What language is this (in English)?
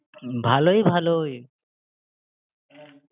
Bangla